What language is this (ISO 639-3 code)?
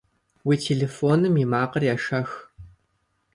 kbd